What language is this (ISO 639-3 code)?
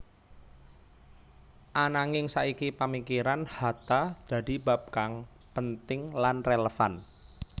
jav